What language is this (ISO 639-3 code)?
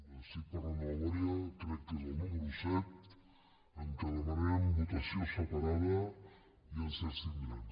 cat